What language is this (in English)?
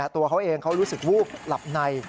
Thai